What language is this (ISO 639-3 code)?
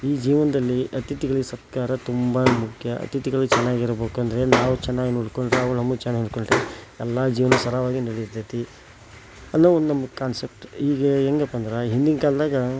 kan